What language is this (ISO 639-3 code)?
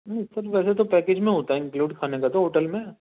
urd